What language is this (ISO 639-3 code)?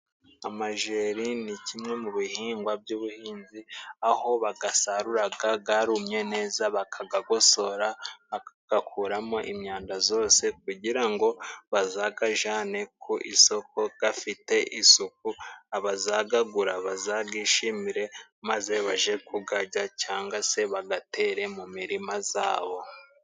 kin